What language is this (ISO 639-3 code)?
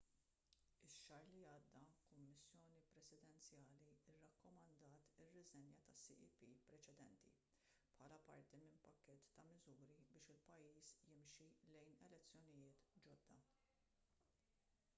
mlt